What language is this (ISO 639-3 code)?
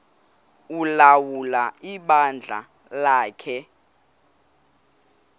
xho